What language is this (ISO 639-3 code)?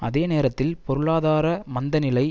tam